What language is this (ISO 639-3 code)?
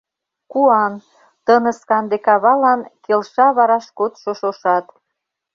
chm